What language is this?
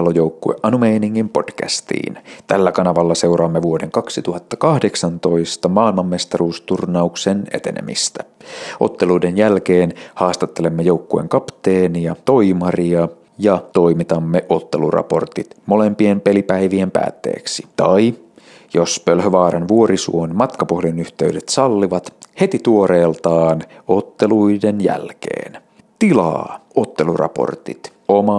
Finnish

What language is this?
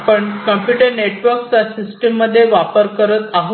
Marathi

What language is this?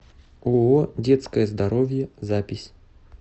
Russian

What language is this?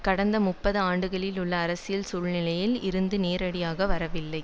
Tamil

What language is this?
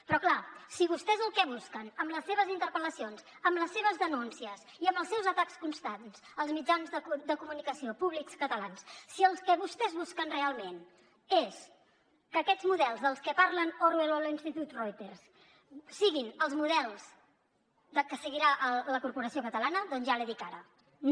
Catalan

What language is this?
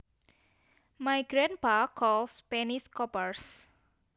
Javanese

